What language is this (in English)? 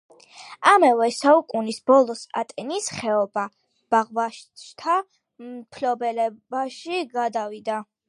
Georgian